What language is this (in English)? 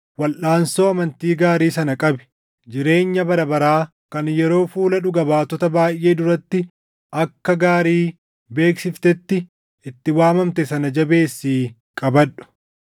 Oromo